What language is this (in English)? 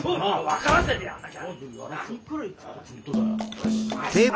Japanese